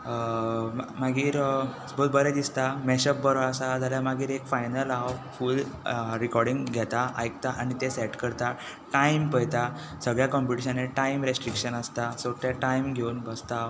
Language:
Konkani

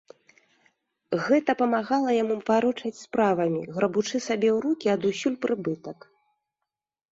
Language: Belarusian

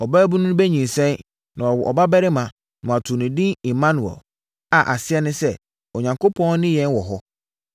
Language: Akan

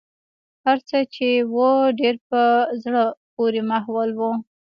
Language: Pashto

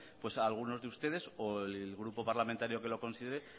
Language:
Spanish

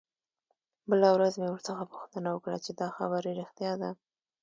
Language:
Pashto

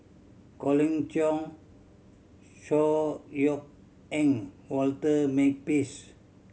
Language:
English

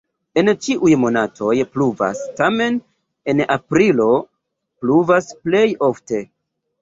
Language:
Esperanto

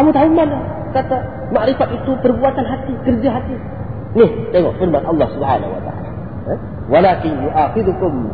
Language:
Malay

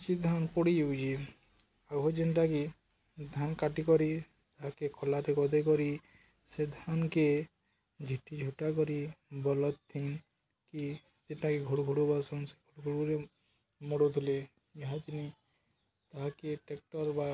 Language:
Odia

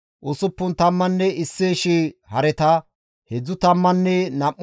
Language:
Gamo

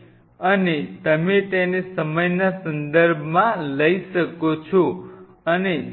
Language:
Gujarati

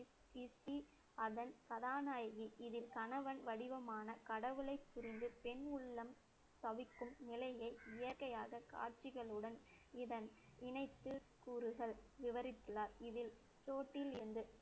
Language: Tamil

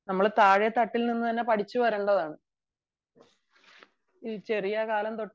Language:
Malayalam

